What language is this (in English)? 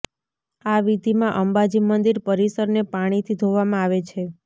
Gujarati